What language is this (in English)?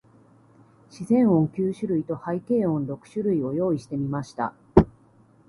Japanese